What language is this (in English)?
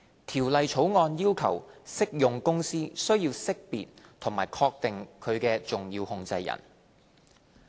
Cantonese